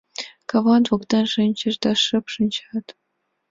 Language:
Mari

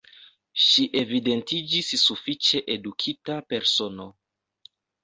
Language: Esperanto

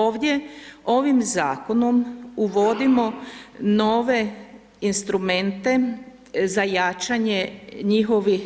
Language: Croatian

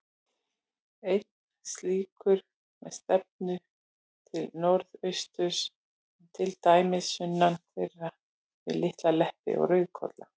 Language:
Icelandic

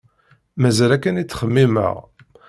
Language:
Kabyle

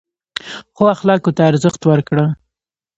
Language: Pashto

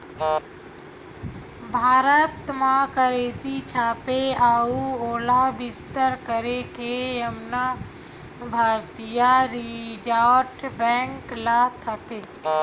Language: Chhattisgarhi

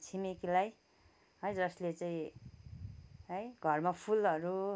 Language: Nepali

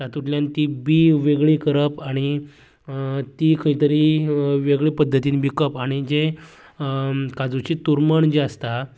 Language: Konkani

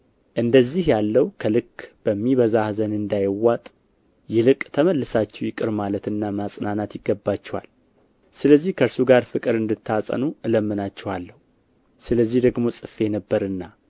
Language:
Amharic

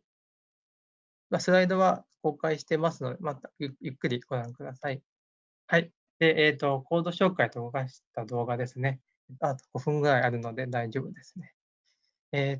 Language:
Japanese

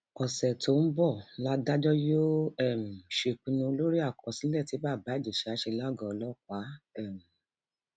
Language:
Yoruba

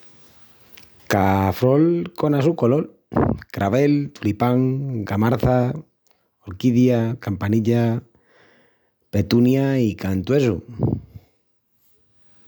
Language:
Extremaduran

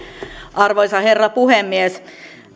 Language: Finnish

